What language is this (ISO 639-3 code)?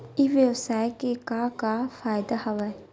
hne